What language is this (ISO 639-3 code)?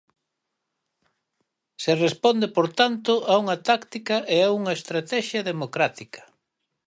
glg